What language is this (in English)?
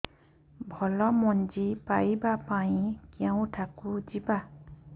Odia